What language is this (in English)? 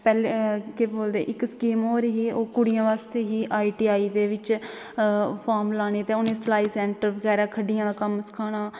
Dogri